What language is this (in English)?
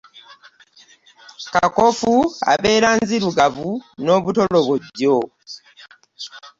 Ganda